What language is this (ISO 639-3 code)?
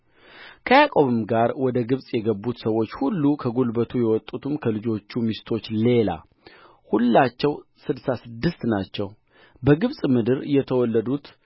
amh